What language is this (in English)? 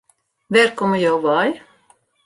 Western Frisian